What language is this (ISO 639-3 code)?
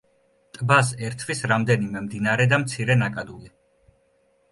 kat